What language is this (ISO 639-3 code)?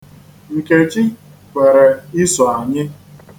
ibo